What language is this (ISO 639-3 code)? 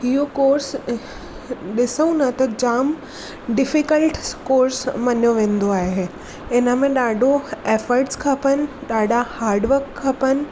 snd